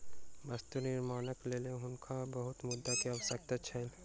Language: Maithili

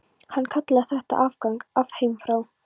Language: Icelandic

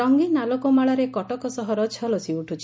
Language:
Odia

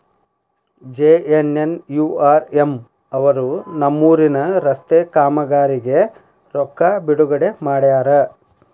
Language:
Kannada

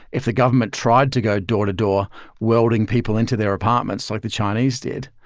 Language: English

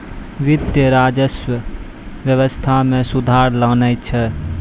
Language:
Maithili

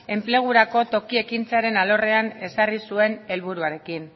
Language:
Basque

